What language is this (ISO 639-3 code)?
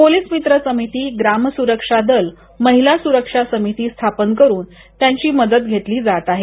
mar